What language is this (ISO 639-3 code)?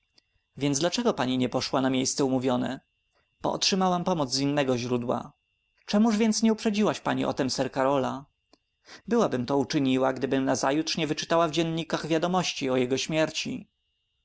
pol